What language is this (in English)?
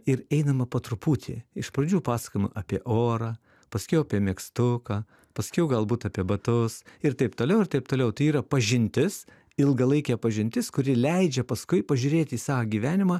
Lithuanian